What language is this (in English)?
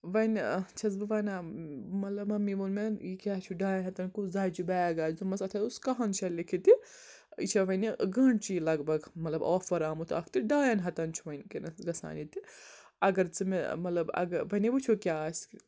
Kashmiri